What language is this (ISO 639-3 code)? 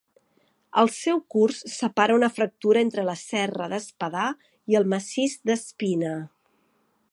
cat